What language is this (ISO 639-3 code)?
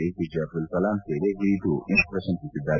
kan